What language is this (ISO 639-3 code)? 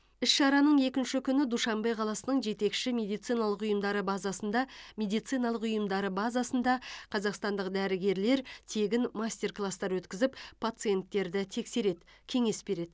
kaz